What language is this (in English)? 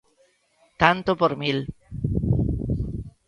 Galician